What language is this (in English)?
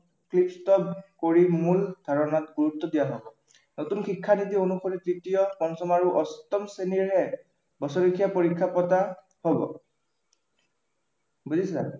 Assamese